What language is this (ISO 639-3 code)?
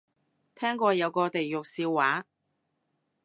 yue